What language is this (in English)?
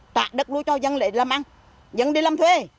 Vietnamese